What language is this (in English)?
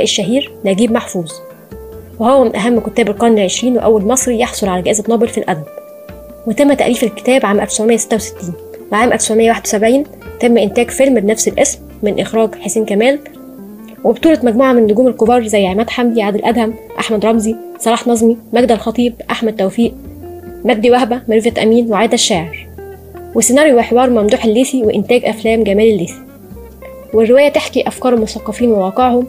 Arabic